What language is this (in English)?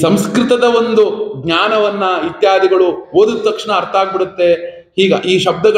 Kannada